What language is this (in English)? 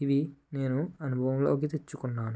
Telugu